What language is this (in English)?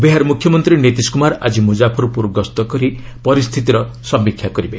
Odia